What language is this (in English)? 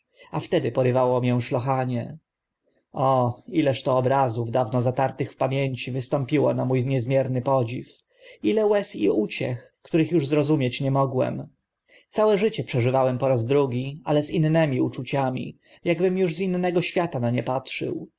Polish